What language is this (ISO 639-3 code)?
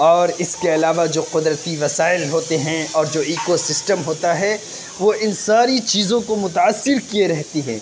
urd